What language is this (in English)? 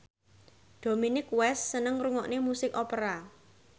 Javanese